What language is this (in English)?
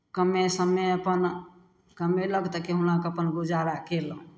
Maithili